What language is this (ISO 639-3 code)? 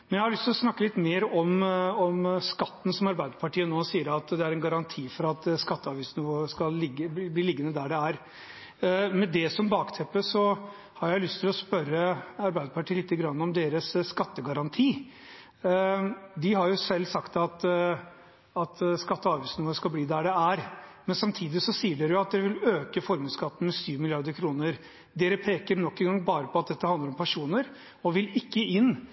nob